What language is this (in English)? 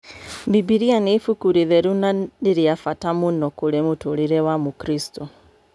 Kikuyu